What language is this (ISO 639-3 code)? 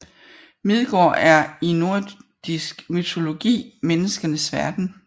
dan